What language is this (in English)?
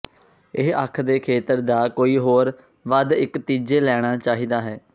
Punjabi